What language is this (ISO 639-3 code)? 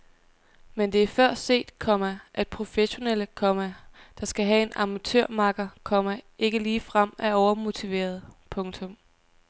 dan